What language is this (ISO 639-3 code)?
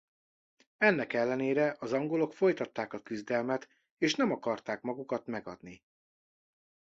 hun